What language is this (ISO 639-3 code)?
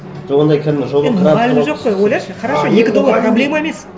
kaz